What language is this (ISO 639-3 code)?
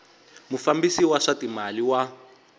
tso